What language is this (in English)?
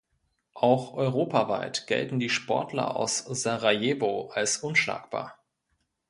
German